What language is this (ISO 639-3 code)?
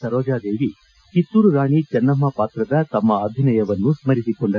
kan